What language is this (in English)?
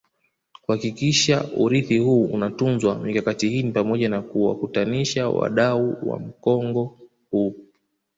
Swahili